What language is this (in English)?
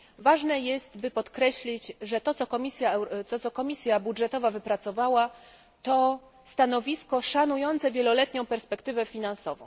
Polish